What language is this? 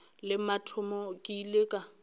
Northern Sotho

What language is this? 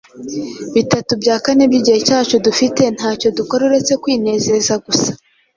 Kinyarwanda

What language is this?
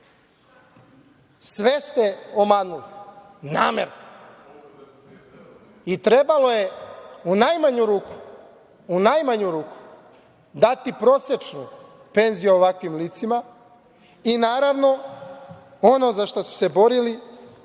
Serbian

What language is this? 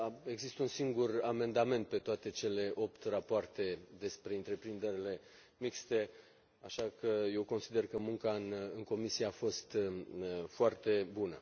Romanian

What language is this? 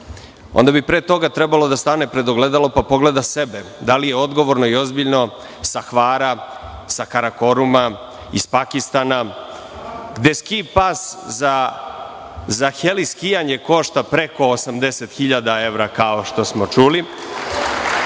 Serbian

